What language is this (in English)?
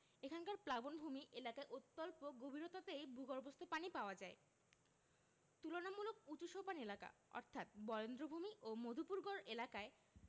Bangla